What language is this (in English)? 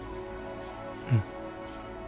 Japanese